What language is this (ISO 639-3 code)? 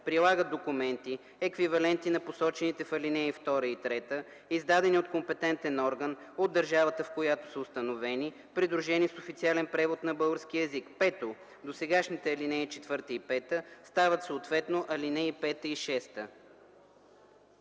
bul